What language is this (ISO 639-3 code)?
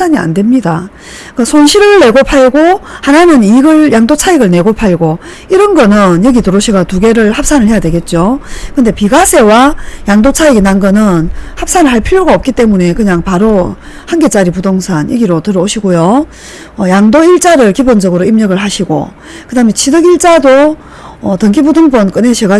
kor